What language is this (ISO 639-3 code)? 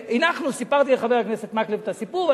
heb